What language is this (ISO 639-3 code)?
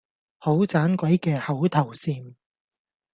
yue